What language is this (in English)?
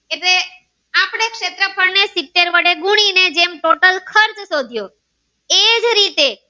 Gujarati